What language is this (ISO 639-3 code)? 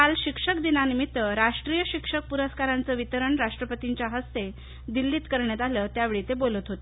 mar